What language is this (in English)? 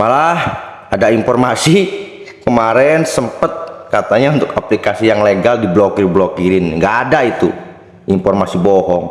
Indonesian